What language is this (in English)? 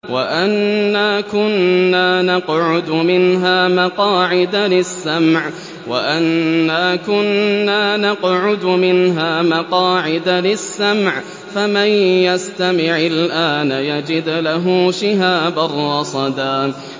Arabic